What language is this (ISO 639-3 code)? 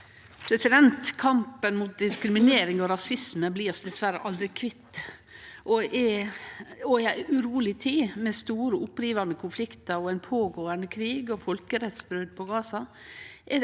nor